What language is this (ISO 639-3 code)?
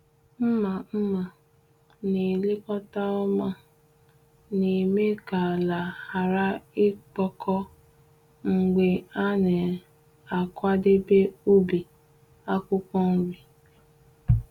ibo